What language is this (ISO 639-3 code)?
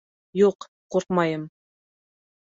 bak